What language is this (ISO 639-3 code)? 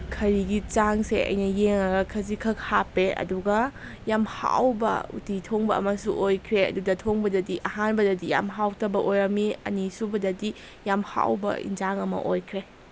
mni